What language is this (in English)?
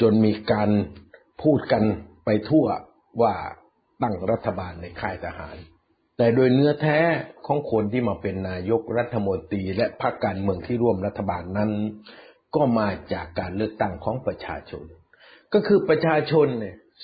Thai